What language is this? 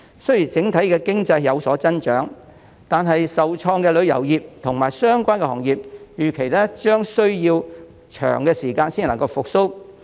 Cantonese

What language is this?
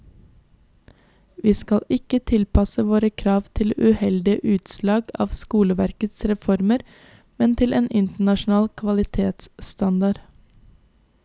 Norwegian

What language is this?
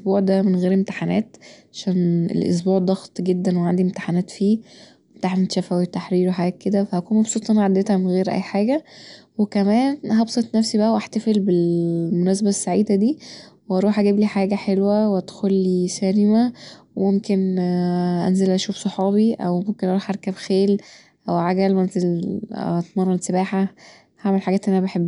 Egyptian Arabic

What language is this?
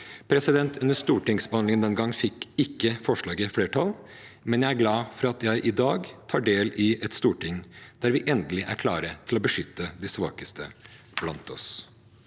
Norwegian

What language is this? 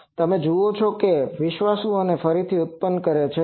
Gujarati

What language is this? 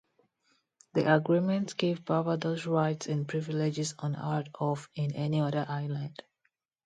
English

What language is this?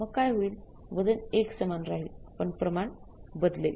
Marathi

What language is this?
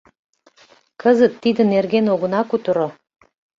Mari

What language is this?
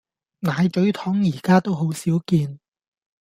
Cantonese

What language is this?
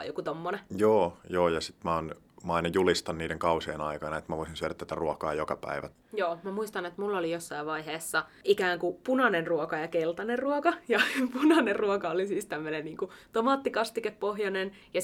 Finnish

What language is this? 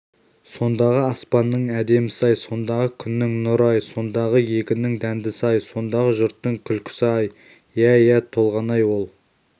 Kazakh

